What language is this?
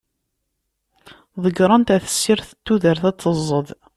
Kabyle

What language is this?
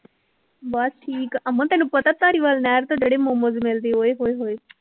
Punjabi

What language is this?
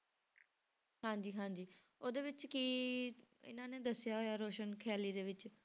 Punjabi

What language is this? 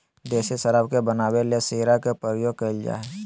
Magahi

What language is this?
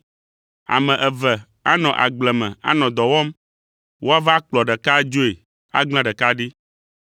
Ewe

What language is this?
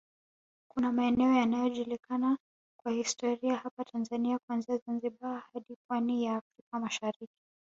Swahili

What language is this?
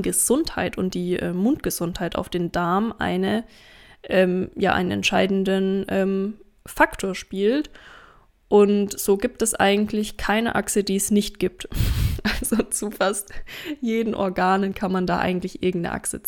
German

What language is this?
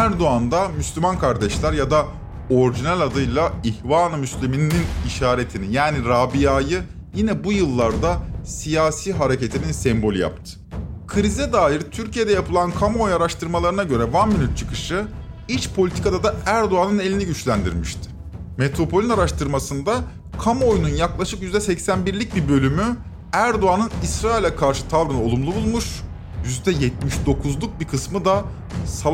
Turkish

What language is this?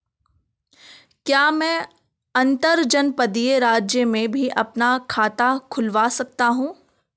Hindi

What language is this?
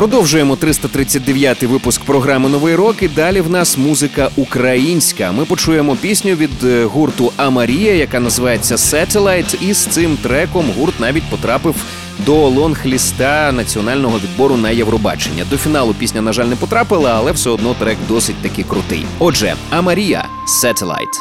Ukrainian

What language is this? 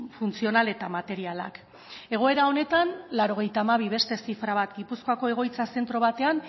Basque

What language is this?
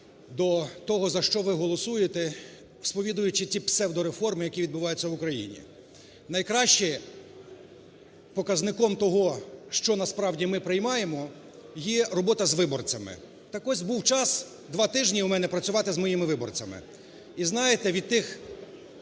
Ukrainian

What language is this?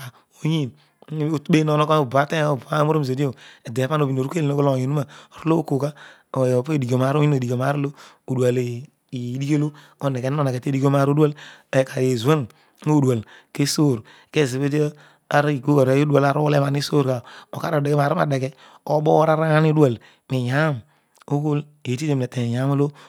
Odual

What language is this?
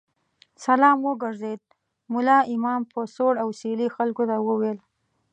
Pashto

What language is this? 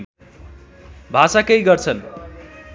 Nepali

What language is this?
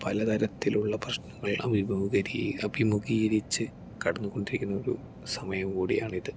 Malayalam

